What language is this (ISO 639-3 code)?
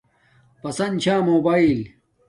dmk